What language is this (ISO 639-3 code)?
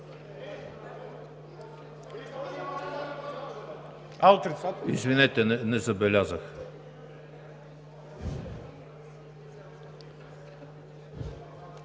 bul